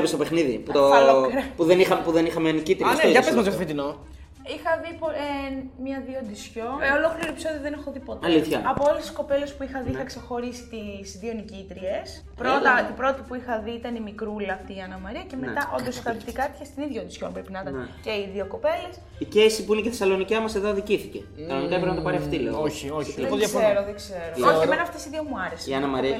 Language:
Greek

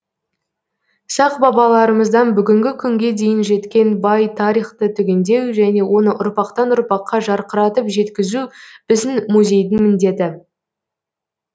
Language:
Kazakh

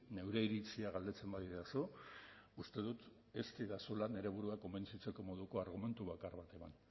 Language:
Basque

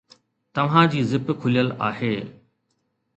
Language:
Sindhi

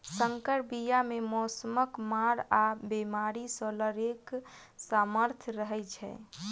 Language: Maithili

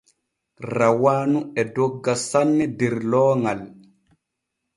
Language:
Borgu Fulfulde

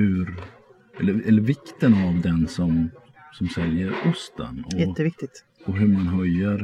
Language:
Swedish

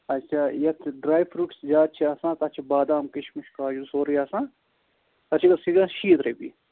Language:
Kashmiri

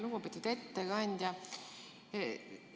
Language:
Estonian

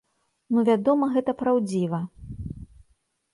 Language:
Belarusian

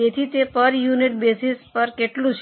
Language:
Gujarati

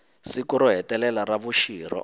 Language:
Tsonga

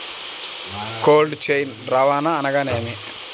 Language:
Telugu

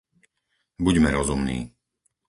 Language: Slovak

